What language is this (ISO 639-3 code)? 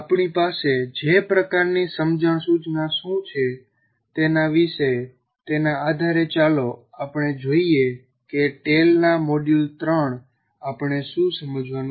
guj